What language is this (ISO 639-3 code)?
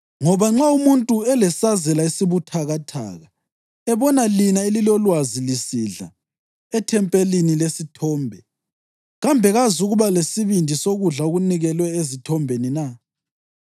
nde